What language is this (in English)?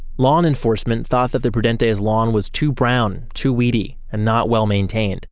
English